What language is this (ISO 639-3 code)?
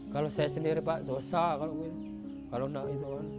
ind